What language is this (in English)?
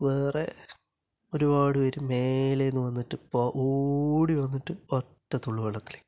Malayalam